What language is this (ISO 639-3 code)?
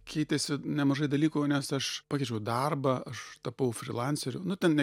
lit